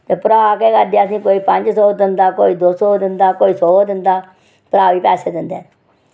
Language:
Dogri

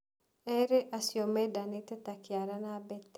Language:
Kikuyu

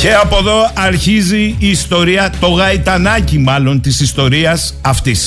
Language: Greek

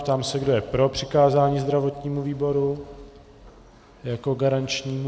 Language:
Czech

